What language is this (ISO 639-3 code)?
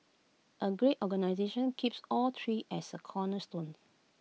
eng